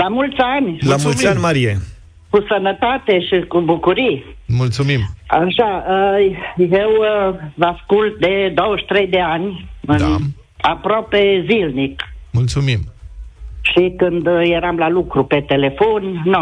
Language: Romanian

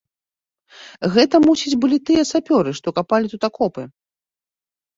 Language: Belarusian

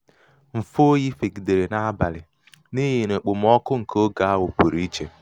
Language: Igbo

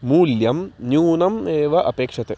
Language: Sanskrit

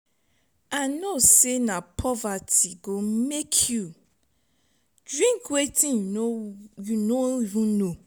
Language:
Nigerian Pidgin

